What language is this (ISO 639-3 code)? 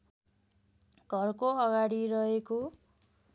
nep